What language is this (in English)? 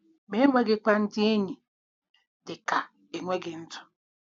Igbo